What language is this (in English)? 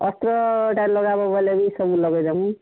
Odia